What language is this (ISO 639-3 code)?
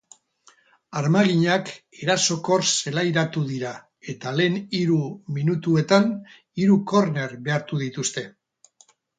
eus